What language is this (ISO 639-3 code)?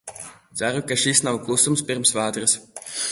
lav